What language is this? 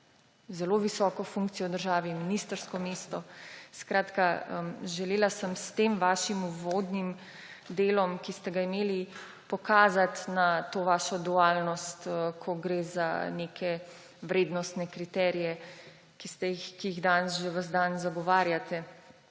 Slovenian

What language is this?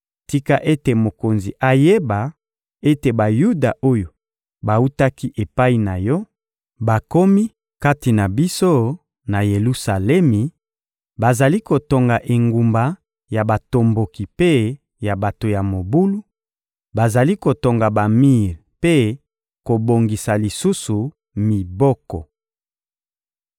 Lingala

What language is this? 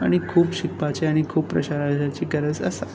Konkani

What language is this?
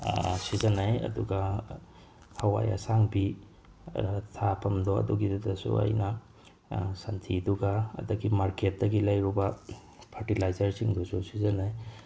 Manipuri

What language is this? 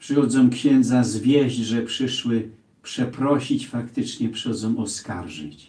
Polish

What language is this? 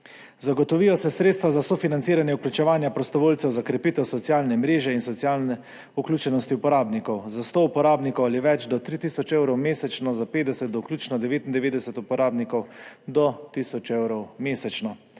Slovenian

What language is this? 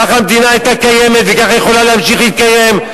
Hebrew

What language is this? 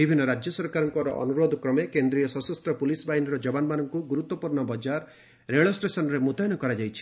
Odia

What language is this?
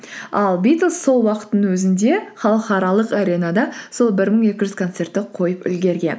Kazakh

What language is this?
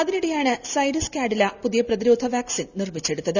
Malayalam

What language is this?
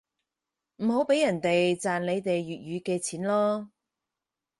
Cantonese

